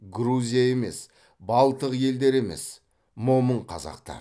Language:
Kazakh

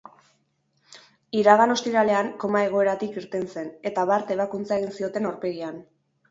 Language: Basque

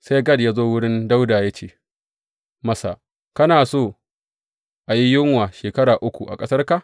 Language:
Hausa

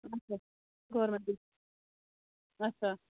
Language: Kashmiri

